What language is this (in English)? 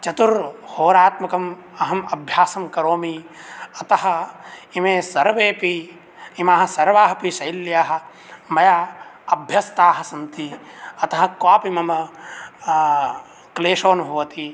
Sanskrit